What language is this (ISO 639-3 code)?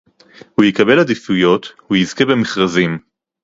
heb